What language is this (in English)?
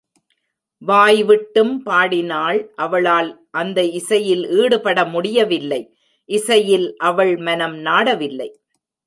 Tamil